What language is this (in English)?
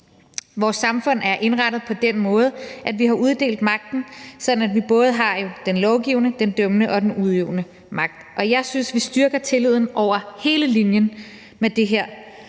Danish